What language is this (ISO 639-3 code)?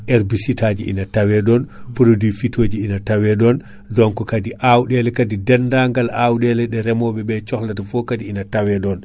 ful